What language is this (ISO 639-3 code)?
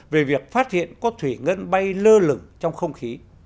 vie